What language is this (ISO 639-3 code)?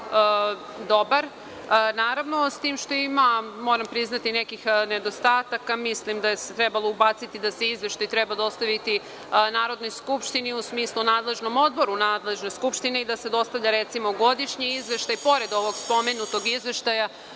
srp